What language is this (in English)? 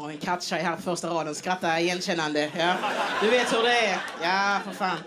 Swedish